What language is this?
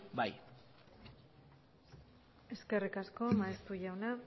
Basque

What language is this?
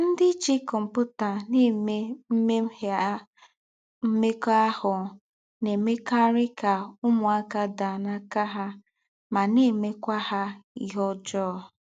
Igbo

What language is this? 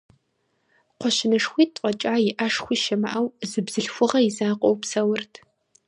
Kabardian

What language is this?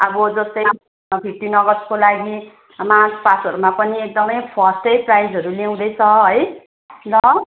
Nepali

